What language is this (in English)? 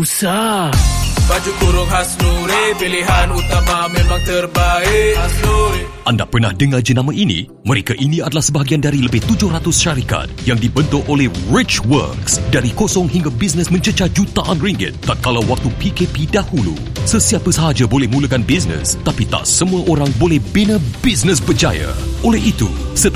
Malay